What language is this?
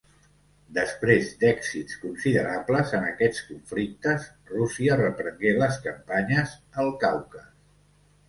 Catalan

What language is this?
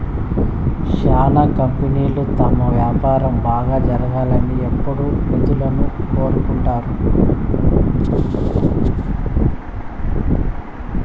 Telugu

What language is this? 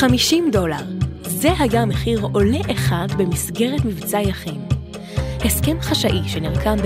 Hebrew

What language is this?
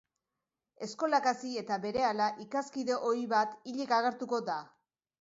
Basque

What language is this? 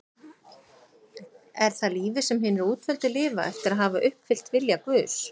Icelandic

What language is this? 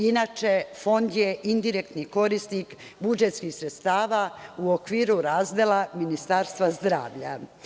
Serbian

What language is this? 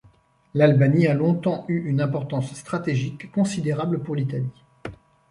French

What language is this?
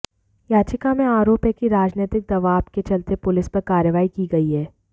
Hindi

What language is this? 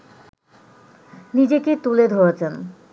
Bangla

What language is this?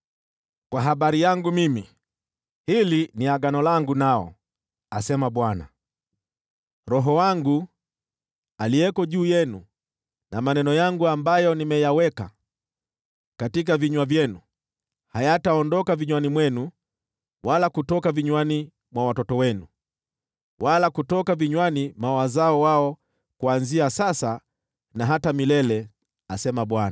Swahili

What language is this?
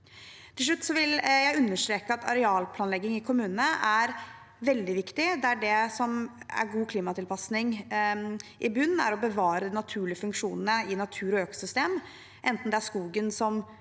Norwegian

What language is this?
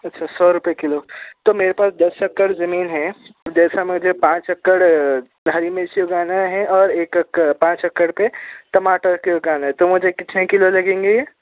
Urdu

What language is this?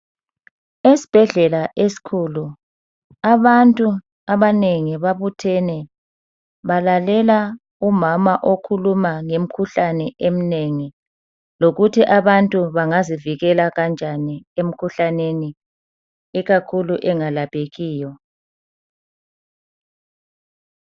North Ndebele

